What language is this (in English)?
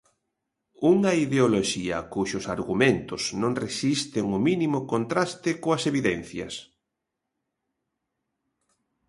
Galician